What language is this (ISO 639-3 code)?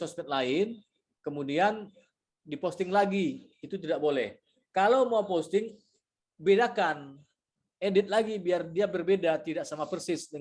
ind